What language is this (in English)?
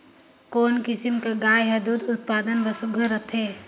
Chhattisgarhi